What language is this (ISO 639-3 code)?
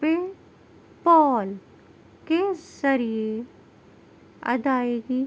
urd